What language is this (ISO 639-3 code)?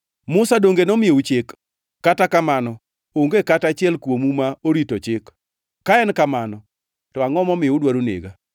luo